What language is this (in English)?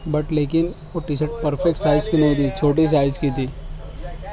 Urdu